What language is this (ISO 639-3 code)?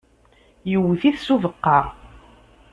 kab